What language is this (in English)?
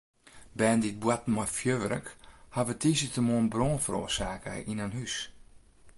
Western Frisian